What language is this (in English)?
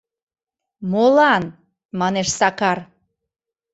Mari